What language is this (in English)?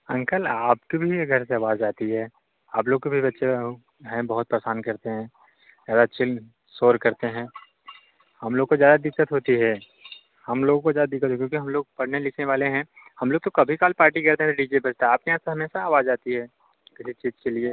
Hindi